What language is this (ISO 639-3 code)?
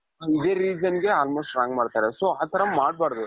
kan